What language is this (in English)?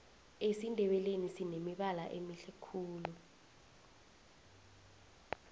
South Ndebele